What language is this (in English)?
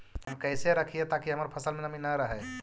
Magahi